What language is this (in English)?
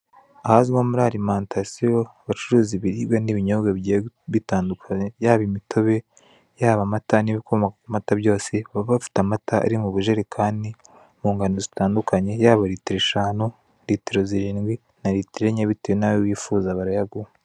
Kinyarwanda